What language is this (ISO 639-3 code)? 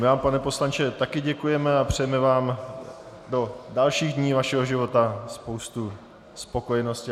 ces